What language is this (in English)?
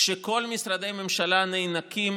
Hebrew